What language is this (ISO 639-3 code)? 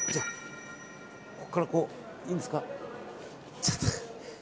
jpn